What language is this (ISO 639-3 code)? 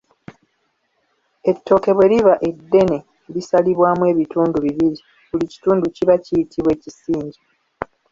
lug